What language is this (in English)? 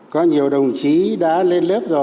Vietnamese